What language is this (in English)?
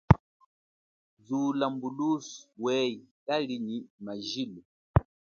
Chokwe